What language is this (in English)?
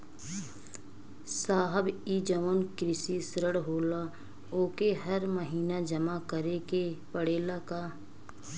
Bhojpuri